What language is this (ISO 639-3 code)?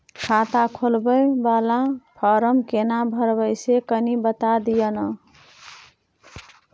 mai